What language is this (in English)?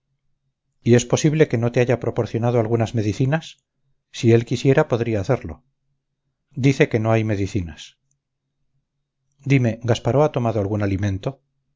Spanish